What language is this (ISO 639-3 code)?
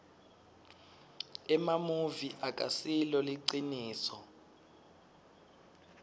ssw